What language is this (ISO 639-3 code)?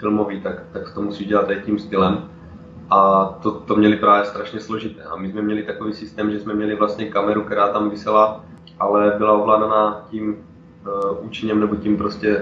ces